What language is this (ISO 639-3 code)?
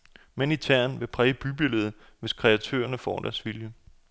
dan